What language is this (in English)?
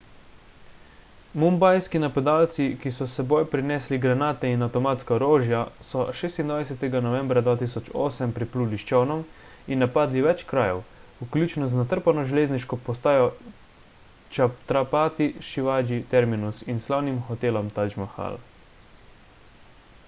Slovenian